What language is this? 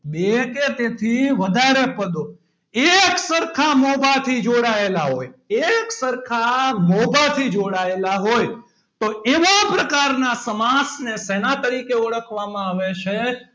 Gujarati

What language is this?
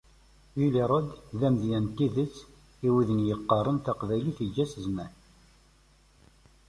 Kabyle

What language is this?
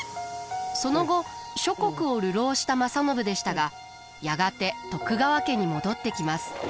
Japanese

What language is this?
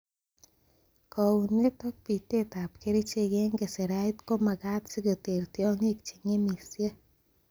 Kalenjin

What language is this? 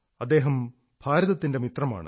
Malayalam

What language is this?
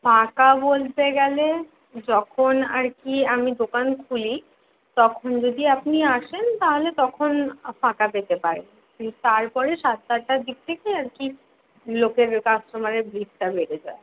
Bangla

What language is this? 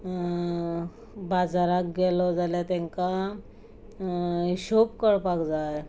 Konkani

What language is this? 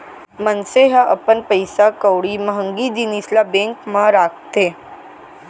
Chhattisgarhi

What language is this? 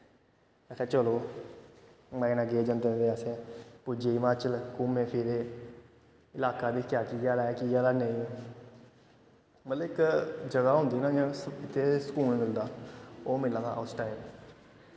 Dogri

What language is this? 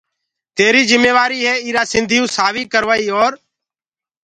Gurgula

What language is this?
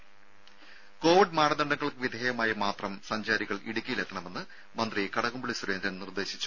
Malayalam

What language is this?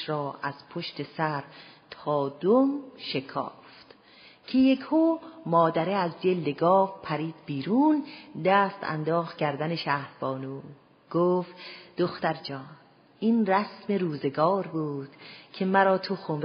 Persian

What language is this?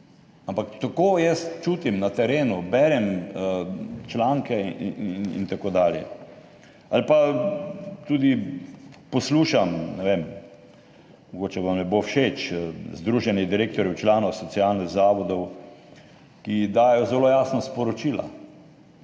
Slovenian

